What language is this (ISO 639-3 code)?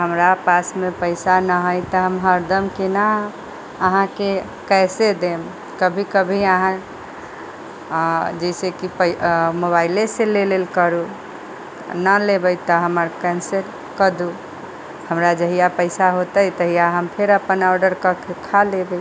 mai